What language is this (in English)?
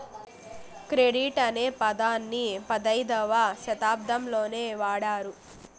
Telugu